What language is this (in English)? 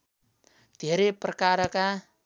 Nepali